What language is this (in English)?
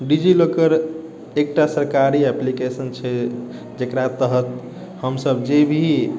Maithili